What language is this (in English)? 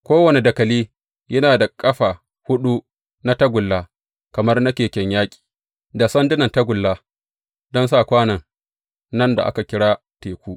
Hausa